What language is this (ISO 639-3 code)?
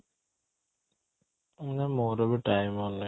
ori